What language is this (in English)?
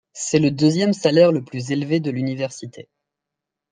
French